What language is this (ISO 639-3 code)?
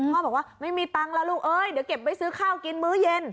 tha